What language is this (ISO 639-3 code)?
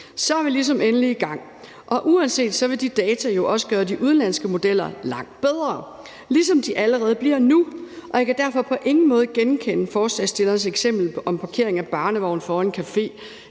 dan